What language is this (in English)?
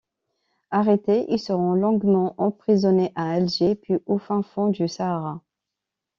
French